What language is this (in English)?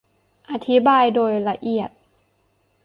Thai